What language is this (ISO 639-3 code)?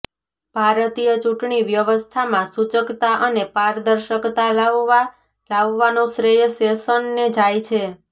guj